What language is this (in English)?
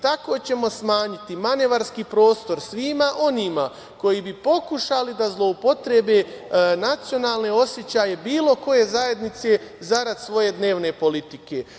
Serbian